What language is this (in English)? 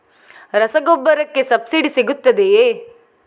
Kannada